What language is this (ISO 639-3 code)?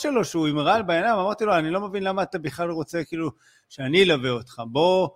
heb